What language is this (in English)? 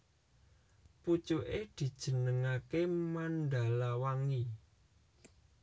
Javanese